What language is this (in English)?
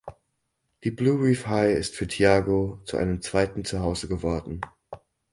German